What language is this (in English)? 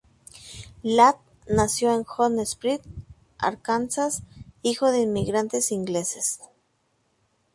Spanish